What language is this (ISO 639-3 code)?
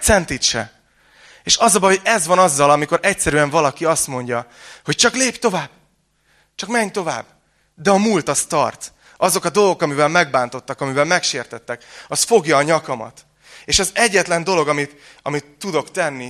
hun